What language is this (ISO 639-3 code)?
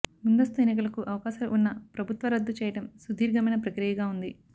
tel